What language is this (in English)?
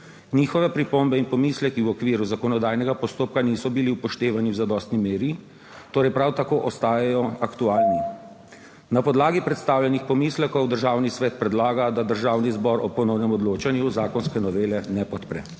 Slovenian